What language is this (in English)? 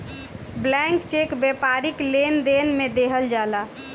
Bhojpuri